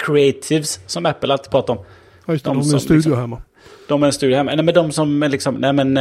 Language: Swedish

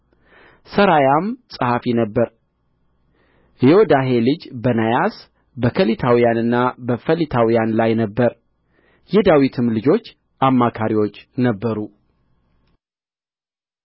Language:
Amharic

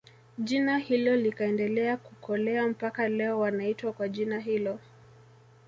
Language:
Swahili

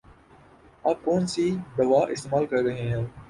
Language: Urdu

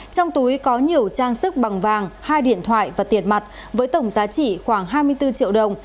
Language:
Vietnamese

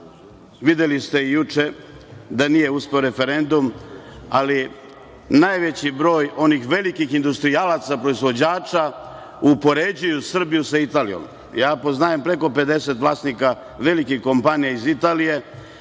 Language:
Serbian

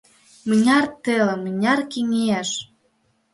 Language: Mari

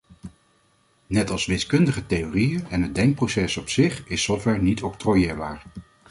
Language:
Dutch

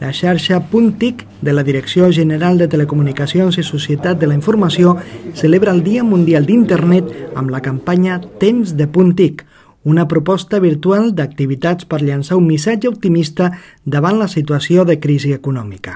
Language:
Catalan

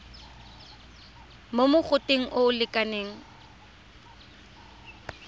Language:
Tswana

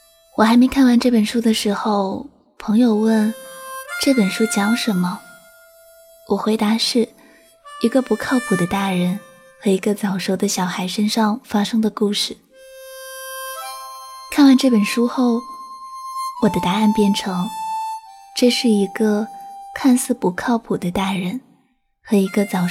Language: Chinese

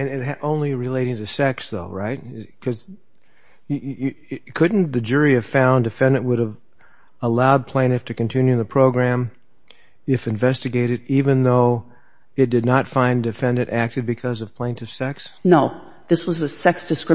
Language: English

